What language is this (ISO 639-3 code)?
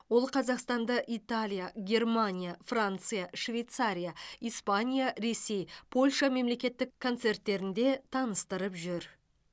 kaz